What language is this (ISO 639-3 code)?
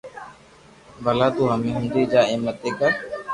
lrk